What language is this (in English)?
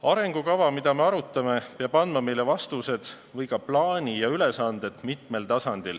Estonian